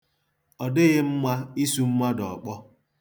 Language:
Igbo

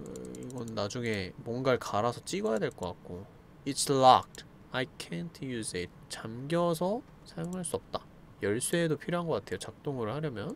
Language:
Korean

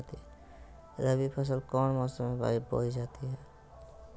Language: Magahi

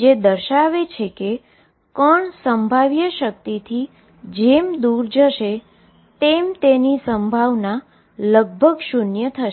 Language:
Gujarati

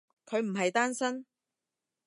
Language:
Cantonese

